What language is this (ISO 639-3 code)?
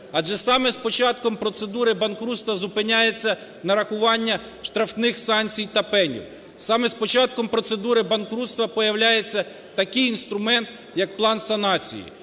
ukr